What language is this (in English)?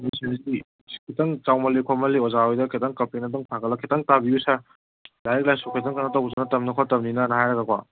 Manipuri